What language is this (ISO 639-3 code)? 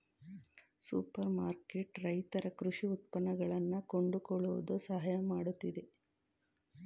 kan